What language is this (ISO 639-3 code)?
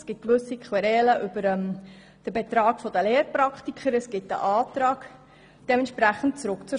gsw